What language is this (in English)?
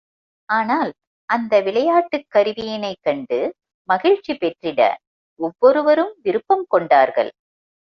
Tamil